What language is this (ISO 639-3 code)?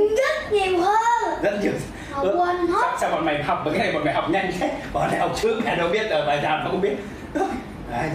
vie